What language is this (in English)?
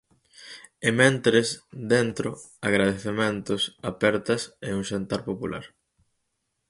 Galician